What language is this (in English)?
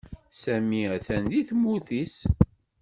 Kabyle